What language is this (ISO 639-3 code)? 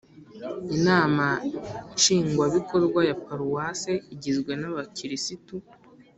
kin